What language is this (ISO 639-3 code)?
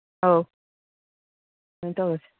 mni